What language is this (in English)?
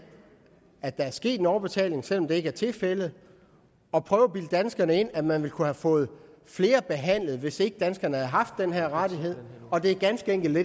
Danish